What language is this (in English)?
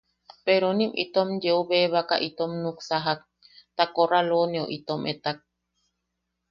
Yaqui